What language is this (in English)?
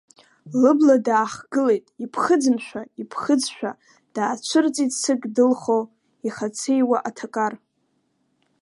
Abkhazian